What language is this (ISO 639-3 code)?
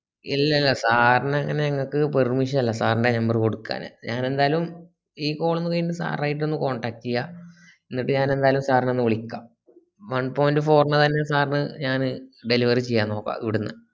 mal